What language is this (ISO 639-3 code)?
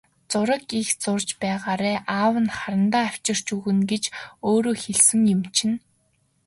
mon